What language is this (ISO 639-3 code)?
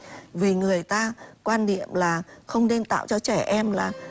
vie